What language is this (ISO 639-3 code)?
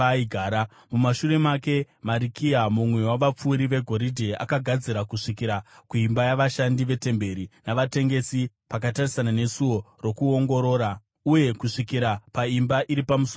sna